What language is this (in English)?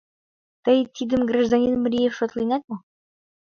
Mari